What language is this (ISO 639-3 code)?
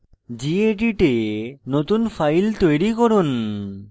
ben